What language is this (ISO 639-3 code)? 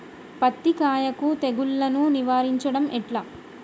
tel